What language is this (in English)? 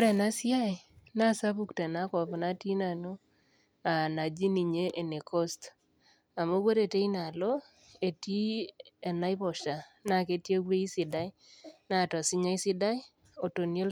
Masai